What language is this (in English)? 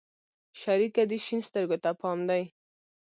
Pashto